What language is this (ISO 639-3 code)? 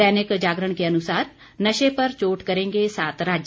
hin